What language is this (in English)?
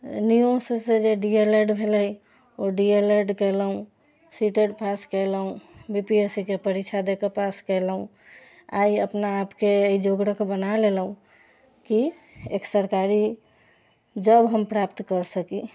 Maithili